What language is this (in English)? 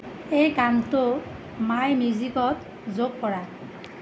Assamese